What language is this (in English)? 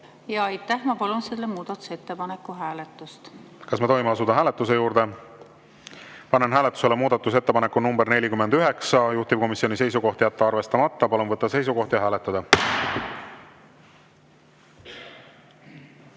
Estonian